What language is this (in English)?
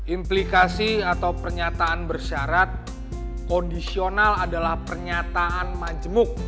Indonesian